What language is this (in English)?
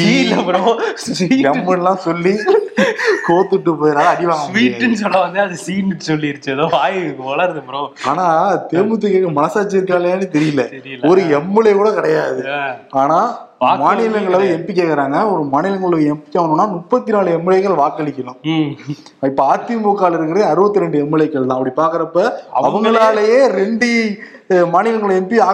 Tamil